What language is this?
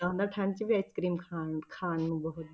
Punjabi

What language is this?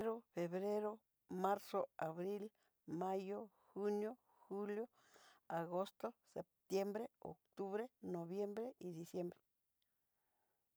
Southeastern Nochixtlán Mixtec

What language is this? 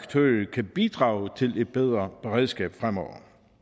Danish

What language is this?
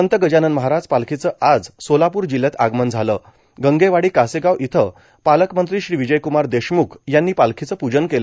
Marathi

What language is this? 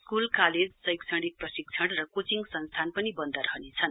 Nepali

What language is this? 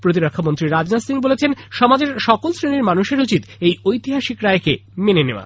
Bangla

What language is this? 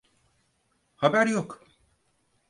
Turkish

